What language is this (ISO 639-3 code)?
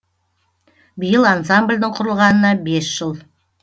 kaz